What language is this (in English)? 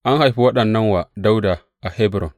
Hausa